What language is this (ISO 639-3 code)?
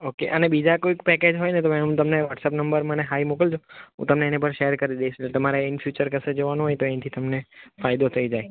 guj